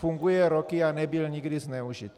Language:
Czech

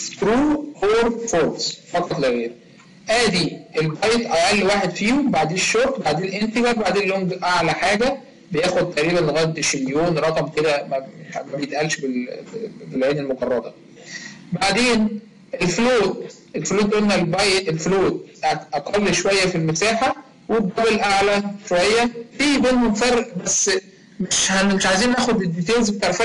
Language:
Arabic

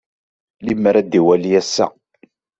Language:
Kabyle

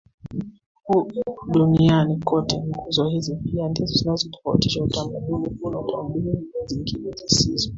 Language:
Swahili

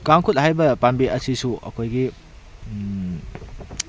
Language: Manipuri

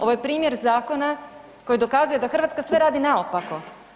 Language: Croatian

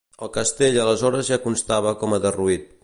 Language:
Catalan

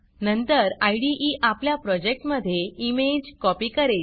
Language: Marathi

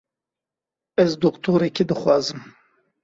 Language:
Kurdish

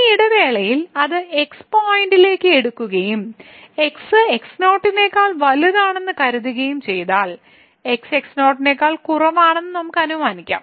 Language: Malayalam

